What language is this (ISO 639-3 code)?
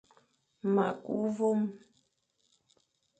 fan